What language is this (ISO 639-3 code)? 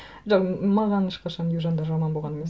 kaz